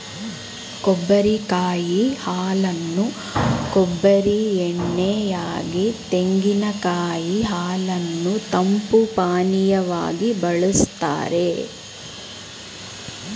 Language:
Kannada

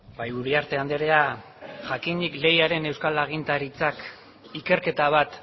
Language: Basque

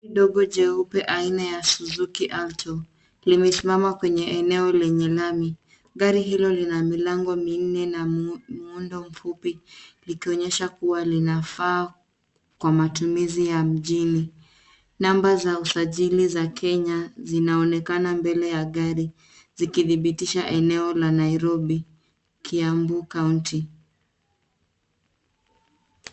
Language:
Swahili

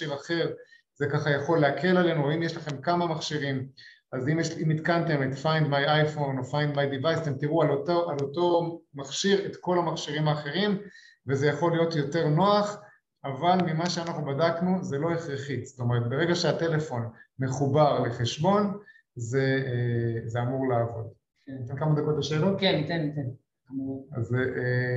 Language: Hebrew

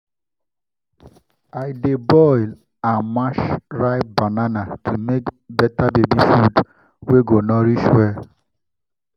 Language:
Nigerian Pidgin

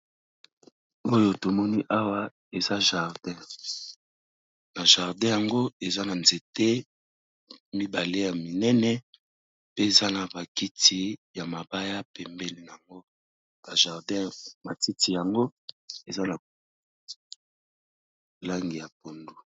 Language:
Lingala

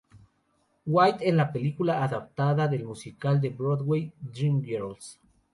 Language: Spanish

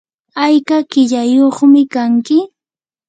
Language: Yanahuanca Pasco Quechua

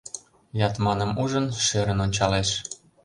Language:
Mari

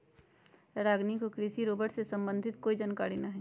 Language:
Magahi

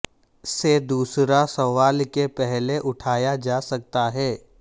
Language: Urdu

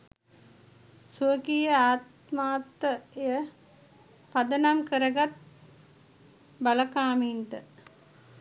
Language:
Sinhala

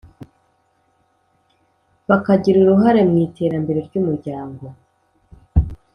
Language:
Kinyarwanda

